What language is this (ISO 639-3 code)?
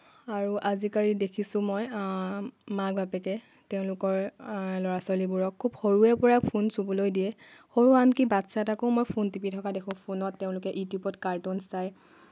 asm